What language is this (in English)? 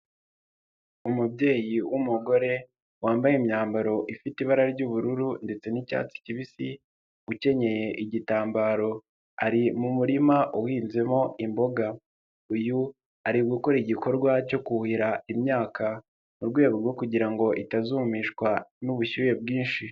Kinyarwanda